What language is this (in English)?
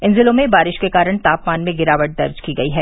Hindi